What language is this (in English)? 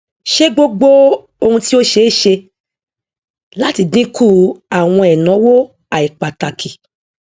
Yoruba